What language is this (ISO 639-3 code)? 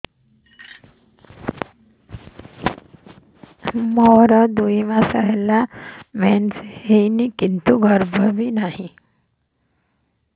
ori